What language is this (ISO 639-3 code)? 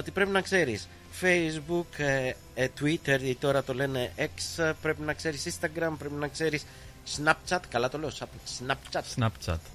ell